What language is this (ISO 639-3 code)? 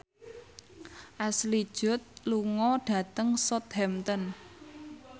jav